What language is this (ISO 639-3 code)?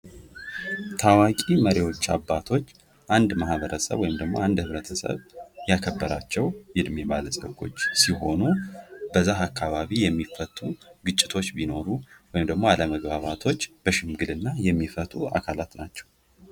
amh